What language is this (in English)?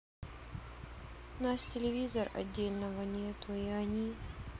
Russian